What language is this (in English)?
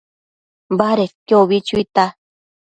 Matsés